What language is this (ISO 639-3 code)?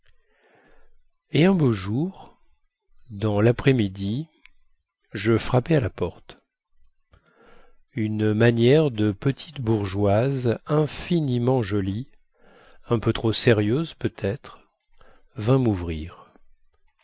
fra